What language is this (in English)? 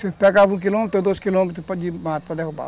Portuguese